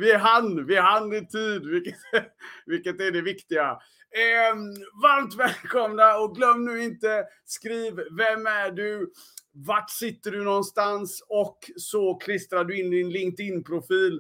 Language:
Swedish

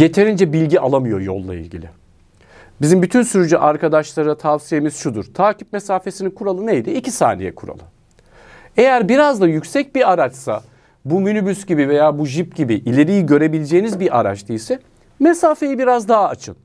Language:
Turkish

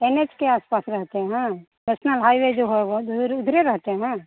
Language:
Hindi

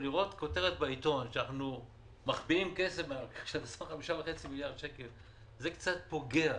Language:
Hebrew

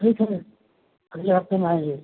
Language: Hindi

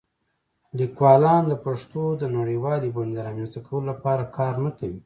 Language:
Pashto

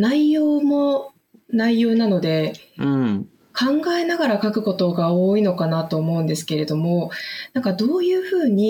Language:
Japanese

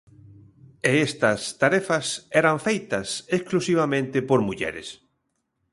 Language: Galician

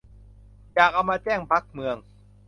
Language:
Thai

